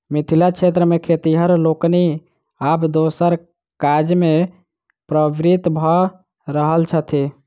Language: Maithili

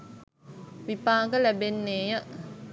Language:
Sinhala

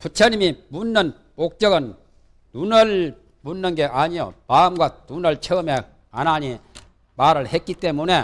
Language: Korean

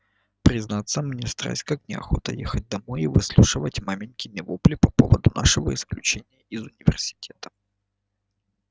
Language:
Russian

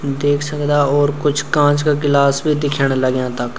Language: Garhwali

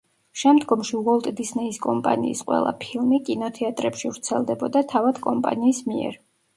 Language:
Georgian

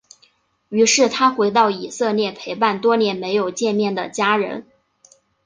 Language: Chinese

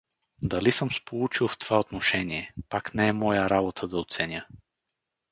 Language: Bulgarian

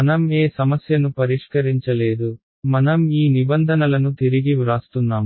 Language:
Telugu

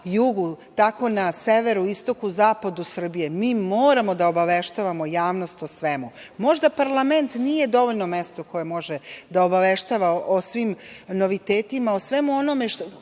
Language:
Serbian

